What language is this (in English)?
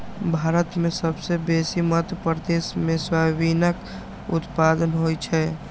Maithili